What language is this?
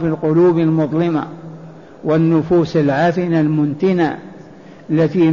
Arabic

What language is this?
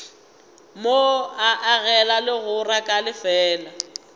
Northern Sotho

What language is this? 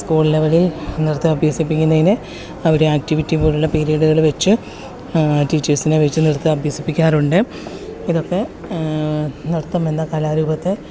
Malayalam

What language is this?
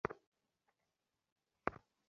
Bangla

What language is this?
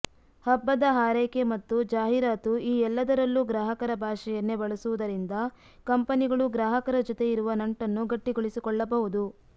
Kannada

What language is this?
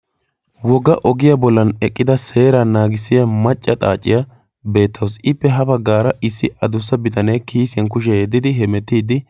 Wolaytta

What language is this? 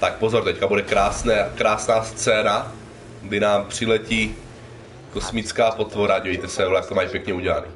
Czech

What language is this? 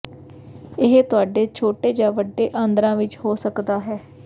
Punjabi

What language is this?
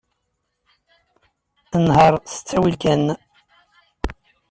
Kabyle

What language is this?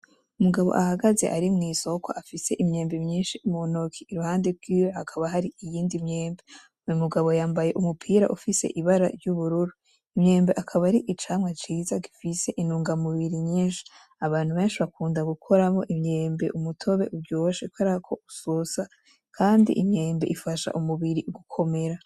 Rundi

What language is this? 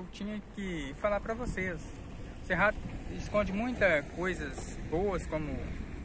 Portuguese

